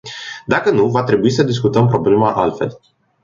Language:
Romanian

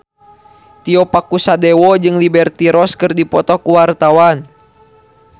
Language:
Sundanese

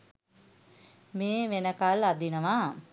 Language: Sinhala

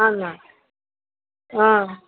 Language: Malayalam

